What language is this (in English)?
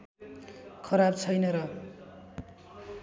Nepali